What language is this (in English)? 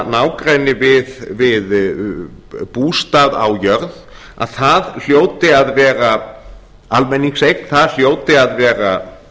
Icelandic